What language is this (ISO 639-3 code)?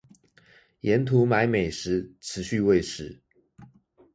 zho